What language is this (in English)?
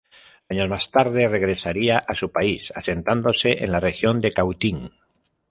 Spanish